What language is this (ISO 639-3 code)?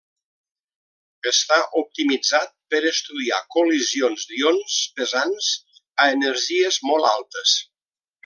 cat